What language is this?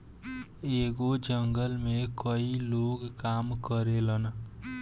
Bhojpuri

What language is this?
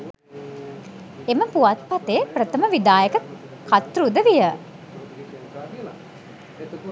Sinhala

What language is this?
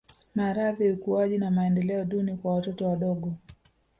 Swahili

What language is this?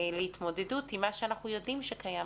Hebrew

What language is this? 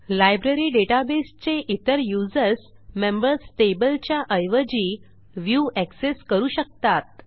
Marathi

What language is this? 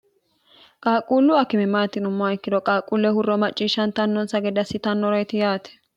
Sidamo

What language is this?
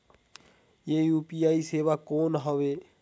Chhattisgarhi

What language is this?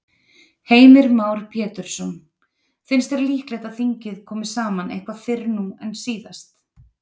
Icelandic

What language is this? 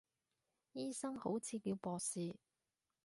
Cantonese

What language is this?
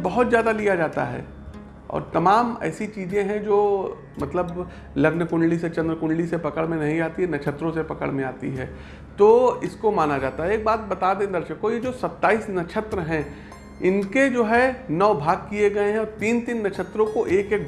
Hindi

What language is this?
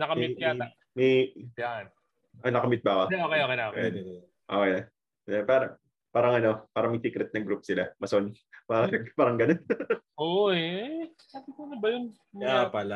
Filipino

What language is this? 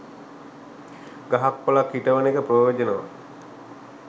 Sinhala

